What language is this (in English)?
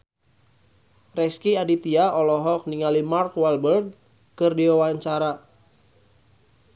Sundanese